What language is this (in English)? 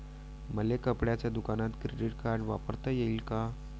Marathi